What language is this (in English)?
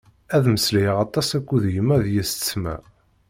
Kabyle